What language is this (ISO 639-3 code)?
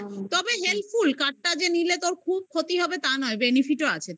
ben